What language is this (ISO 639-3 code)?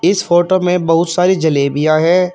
hin